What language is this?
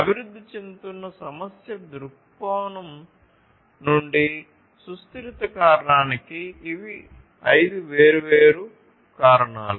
Telugu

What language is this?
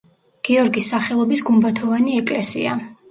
Georgian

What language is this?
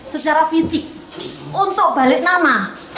Indonesian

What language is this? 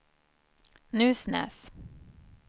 Swedish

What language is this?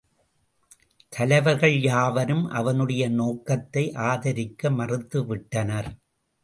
Tamil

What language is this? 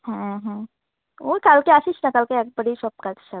Bangla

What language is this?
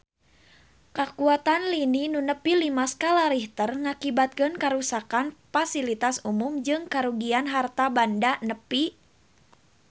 Sundanese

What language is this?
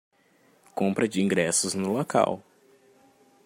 Portuguese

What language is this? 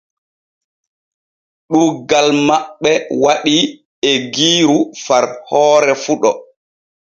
Borgu Fulfulde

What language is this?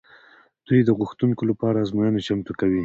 Pashto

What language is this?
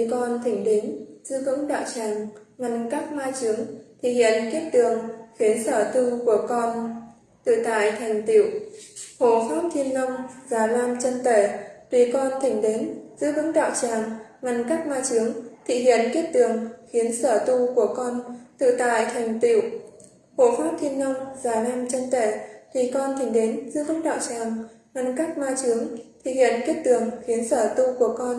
Vietnamese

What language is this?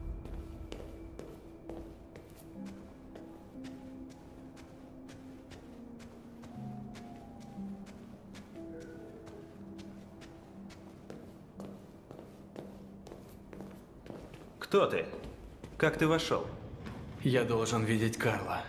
Russian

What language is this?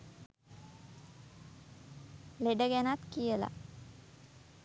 Sinhala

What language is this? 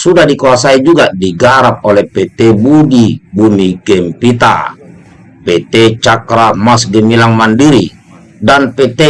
Indonesian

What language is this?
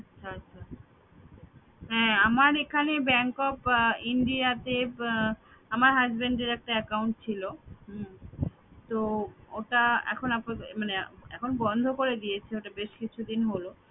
Bangla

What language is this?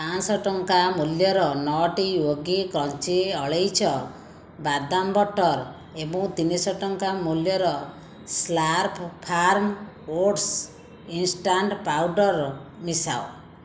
Odia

